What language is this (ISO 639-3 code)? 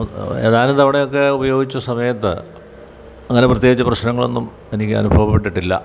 mal